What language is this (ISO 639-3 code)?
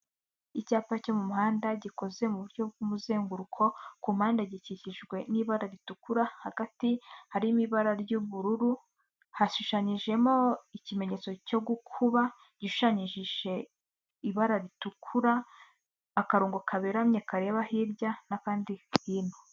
kin